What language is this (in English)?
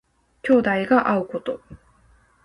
Japanese